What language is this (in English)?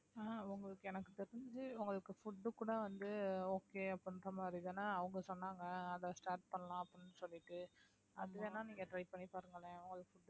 Tamil